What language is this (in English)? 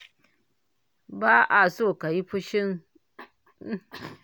Hausa